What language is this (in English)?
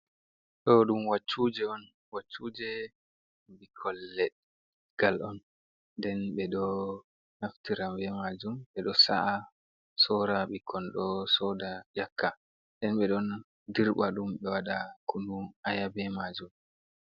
Fula